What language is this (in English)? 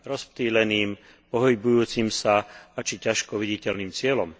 Slovak